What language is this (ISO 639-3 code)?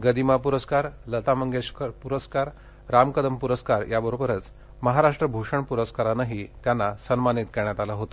mar